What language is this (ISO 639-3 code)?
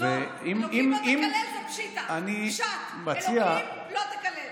heb